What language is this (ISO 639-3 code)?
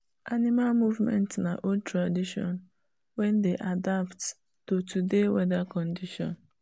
pcm